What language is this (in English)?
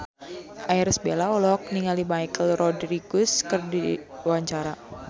Sundanese